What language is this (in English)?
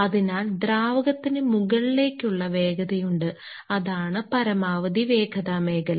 Malayalam